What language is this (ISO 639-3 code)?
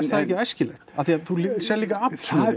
isl